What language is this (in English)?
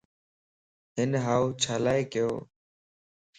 Lasi